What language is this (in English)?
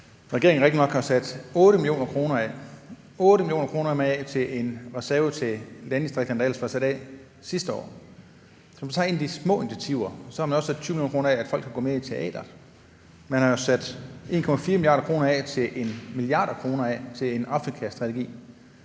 Danish